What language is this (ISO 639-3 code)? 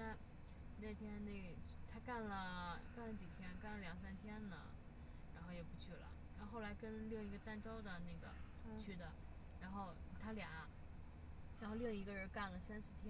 zho